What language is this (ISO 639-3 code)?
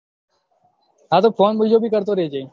guj